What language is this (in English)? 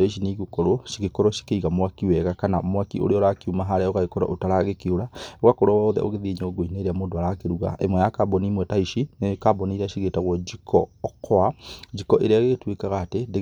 Kikuyu